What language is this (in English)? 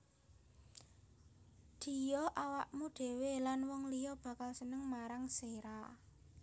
Javanese